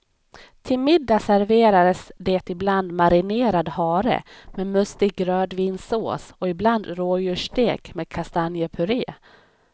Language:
Swedish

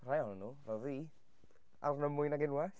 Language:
Welsh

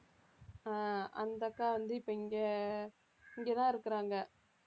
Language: Tamil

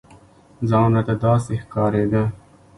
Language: Pashto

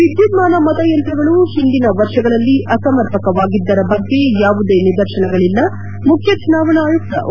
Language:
Kannada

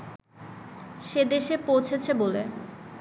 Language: Bangla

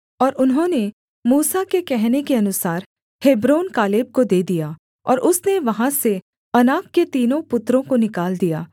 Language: Hindi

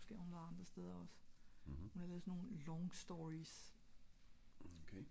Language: Danish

